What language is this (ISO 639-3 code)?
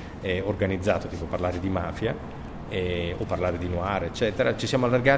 ita